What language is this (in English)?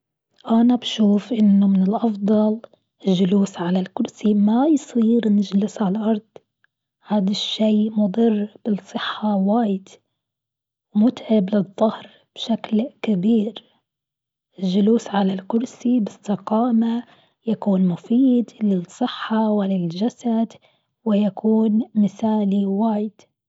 Gulf Arabic